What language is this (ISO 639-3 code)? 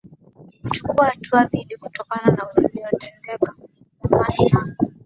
swa